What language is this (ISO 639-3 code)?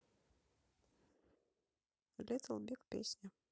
rus